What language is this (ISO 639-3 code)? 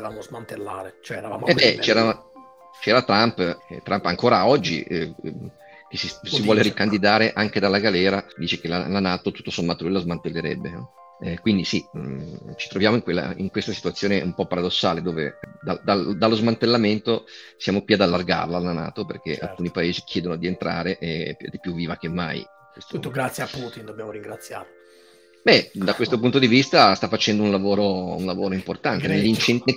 ita